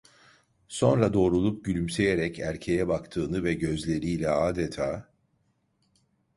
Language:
Turkish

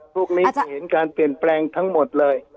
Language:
Thai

